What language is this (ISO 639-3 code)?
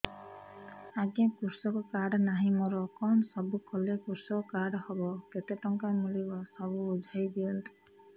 ori